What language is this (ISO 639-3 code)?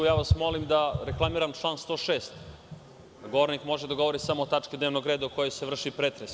srp